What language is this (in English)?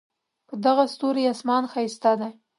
Pashto